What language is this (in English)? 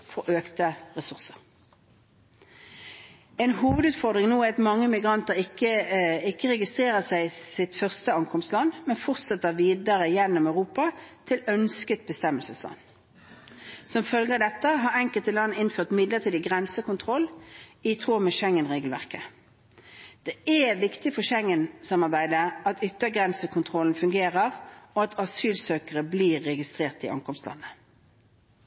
Norwegian Bokmål